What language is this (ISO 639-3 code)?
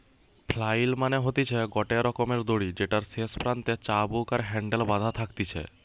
ben